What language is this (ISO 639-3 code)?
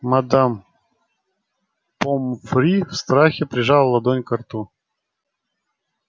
rus